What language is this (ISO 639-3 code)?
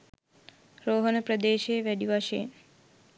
sin